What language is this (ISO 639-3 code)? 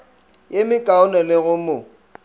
nso